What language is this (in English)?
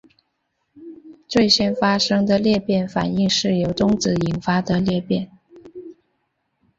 Chinese